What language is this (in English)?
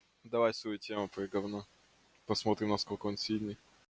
Russian